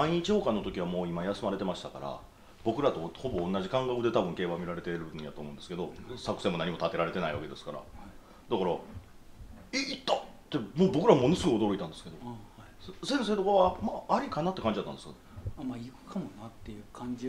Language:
Japanese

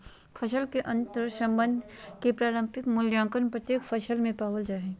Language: Magahi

